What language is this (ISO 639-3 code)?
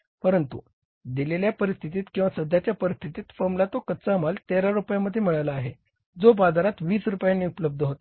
mar